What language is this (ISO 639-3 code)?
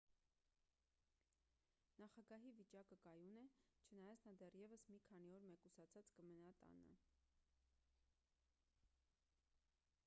hye